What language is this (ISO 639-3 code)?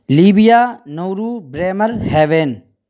urd